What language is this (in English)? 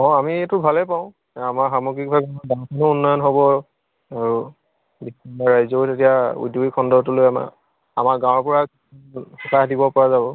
Assamese